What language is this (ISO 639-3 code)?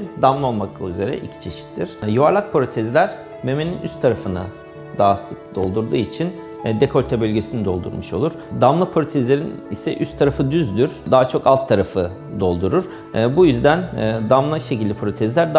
tur